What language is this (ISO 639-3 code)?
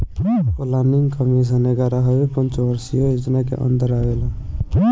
bho